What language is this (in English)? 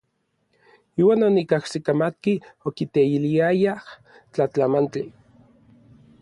Orizaba Nahuatl